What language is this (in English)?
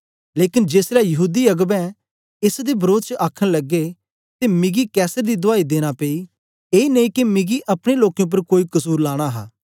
Dogri